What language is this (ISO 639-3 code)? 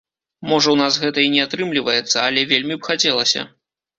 bel